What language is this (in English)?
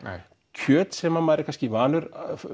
Icelandic